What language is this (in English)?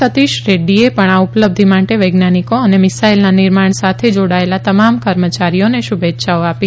Gujarati